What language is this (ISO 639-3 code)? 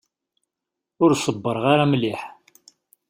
kab